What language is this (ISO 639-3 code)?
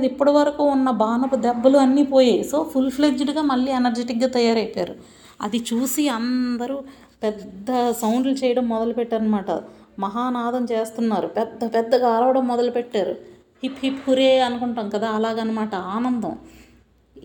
tel